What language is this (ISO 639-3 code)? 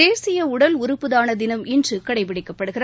tam